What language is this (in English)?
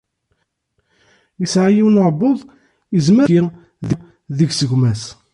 Kabyle